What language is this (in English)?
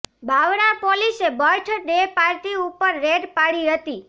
Gujarati